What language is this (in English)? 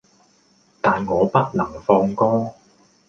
Cantonese